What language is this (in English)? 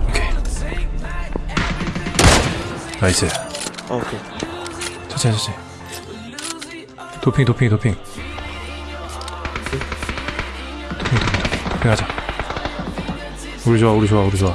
Korean